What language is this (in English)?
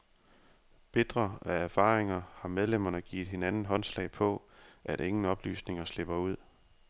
Danish